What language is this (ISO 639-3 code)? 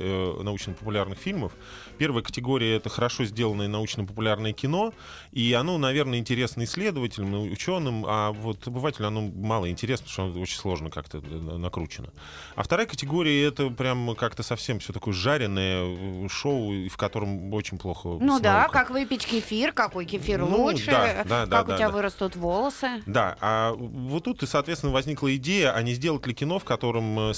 rus